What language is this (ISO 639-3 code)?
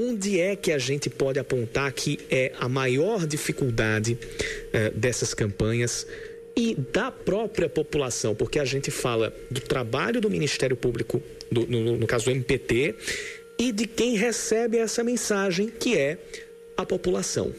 por